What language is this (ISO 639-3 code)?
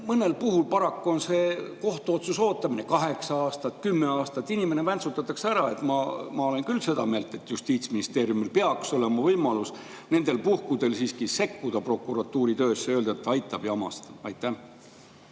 est